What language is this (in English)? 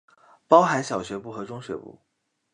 Chinese